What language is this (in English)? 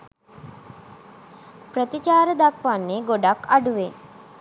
Sinhala